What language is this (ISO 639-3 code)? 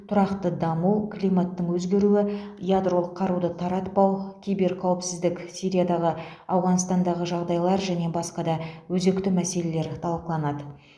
kaz